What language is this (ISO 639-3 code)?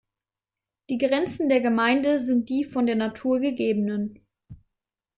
deu